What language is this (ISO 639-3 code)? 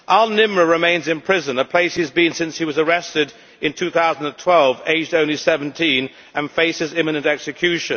eng